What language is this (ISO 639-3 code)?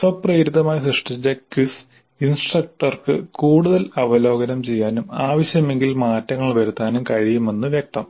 mal